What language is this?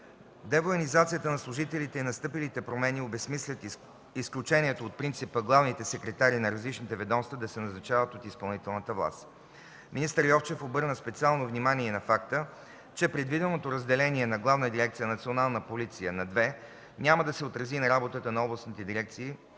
Bulgarian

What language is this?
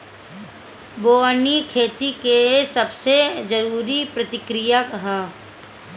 Bhojpuri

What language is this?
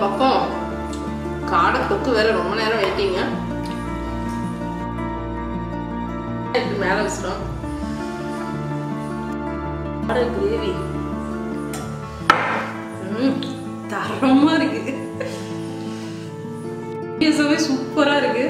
Tamil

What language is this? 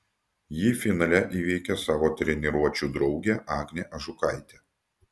Lithuanian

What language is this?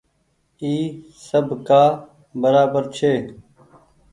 Goaria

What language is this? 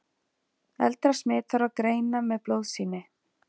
Icelandic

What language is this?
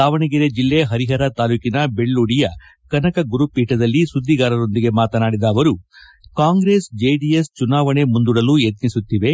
Kannada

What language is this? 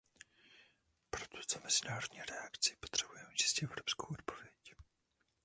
Czech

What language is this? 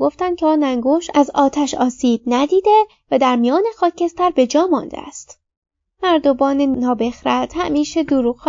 Persian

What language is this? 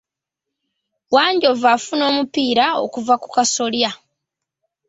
Ganda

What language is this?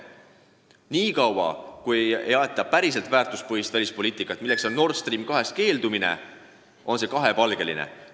Estonian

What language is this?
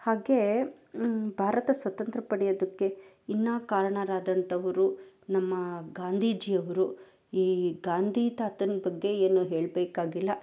Kannada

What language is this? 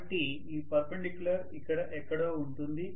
Telugu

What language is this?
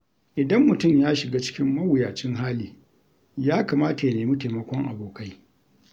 Hausa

